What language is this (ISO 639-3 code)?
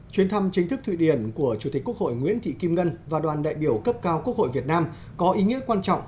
vie